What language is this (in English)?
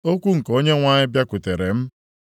Igbo